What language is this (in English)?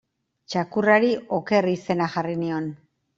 Basque